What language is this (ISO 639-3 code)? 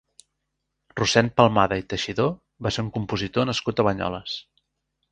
cat